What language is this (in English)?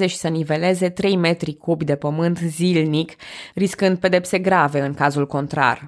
Romanian